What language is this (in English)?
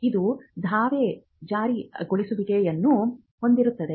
Kannada